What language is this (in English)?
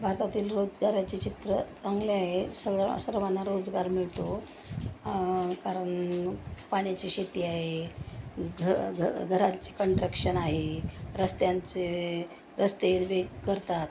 Marathi